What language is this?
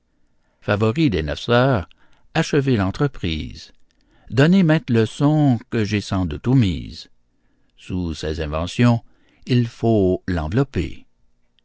French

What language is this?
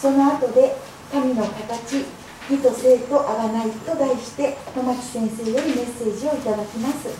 Japanese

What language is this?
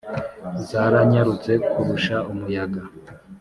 Kinyarwanda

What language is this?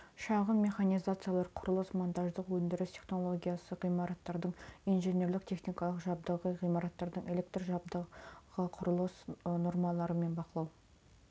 Kazakh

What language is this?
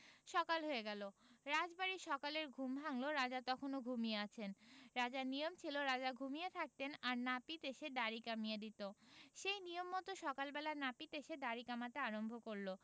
Bangla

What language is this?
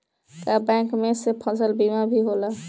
Bhojpuri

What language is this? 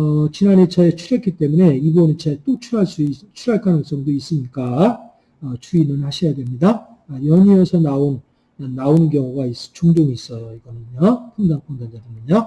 Korean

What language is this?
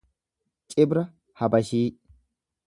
Oromo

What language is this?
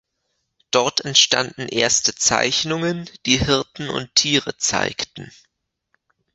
German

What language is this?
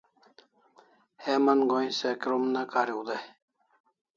Kalasha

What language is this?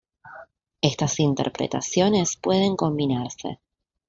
Spanish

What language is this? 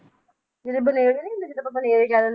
Punjabi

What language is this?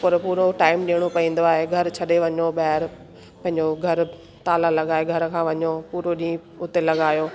Sindhi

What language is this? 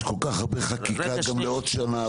Hebrew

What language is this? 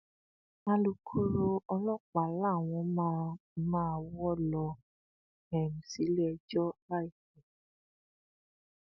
Yoruba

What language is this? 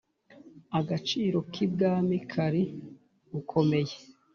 Kinyarwanda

